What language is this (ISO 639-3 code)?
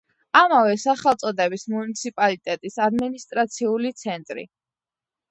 kat